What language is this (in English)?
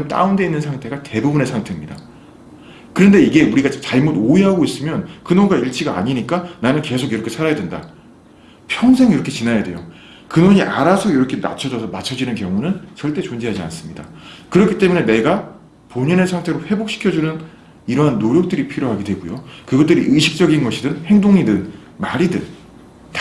Korean